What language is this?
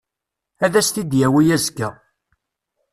Kabyle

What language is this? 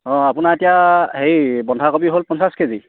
Assamese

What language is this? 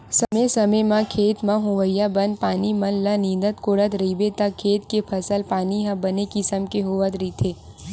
Chhattisgarhi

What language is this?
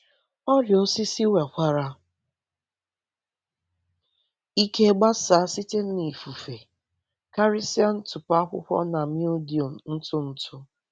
Igbo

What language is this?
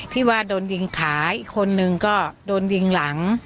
Thai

